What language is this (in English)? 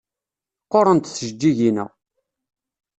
Kabyle